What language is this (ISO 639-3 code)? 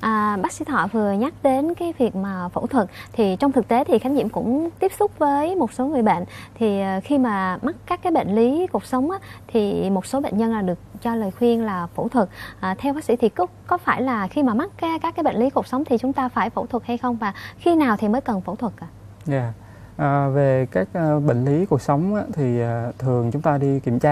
vie